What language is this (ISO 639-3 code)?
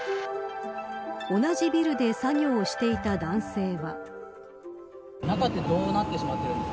jpn